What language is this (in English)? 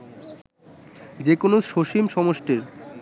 Bangla